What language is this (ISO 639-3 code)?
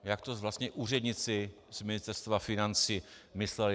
ces